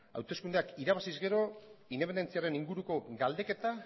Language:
Basque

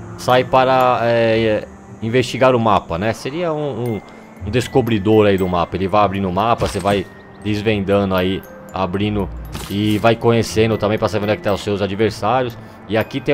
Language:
Portuguese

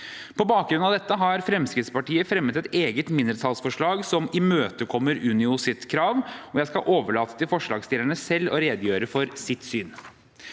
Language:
Norwegian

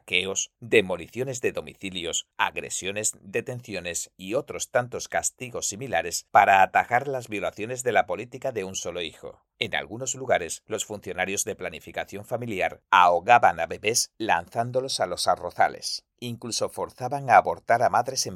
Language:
Spanish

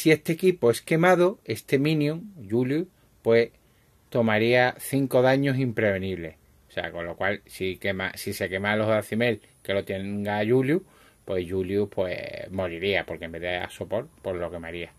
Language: Spanish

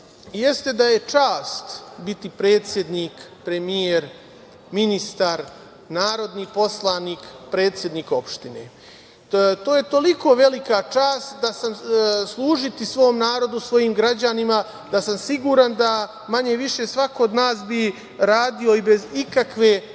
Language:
Serbian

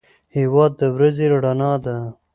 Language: Pashto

